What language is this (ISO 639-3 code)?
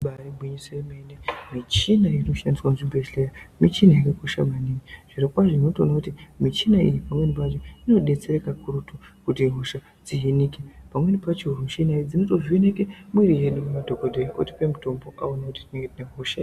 ndc